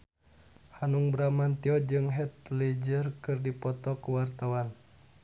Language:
Sundanese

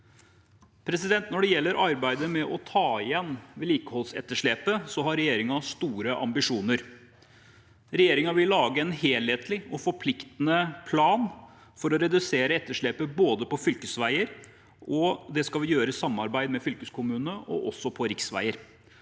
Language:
Norwegian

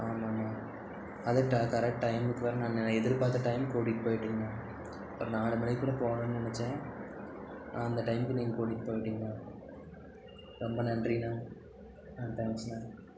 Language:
Tamil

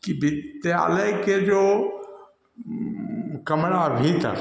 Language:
Hindi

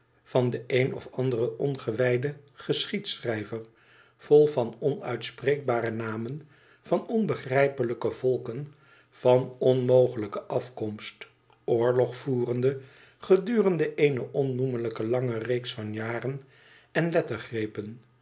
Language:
Dutch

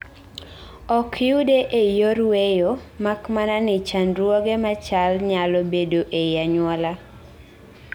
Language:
Luo (Kenya and Tanzania)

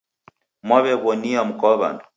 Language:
Taita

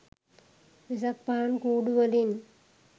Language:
Sinhala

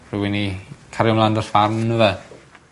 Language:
Welsh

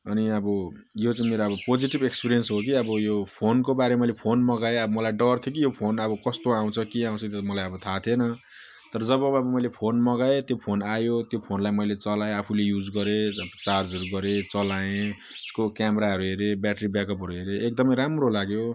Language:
Nepali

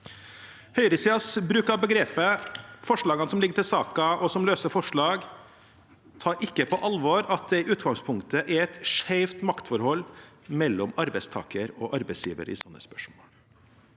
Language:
Norwegian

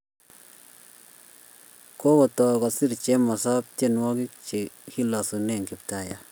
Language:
Kalenjin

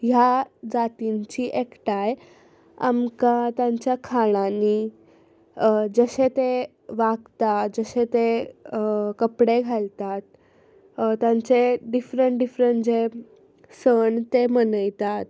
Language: Konkani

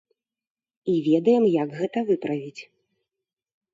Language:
Belarusian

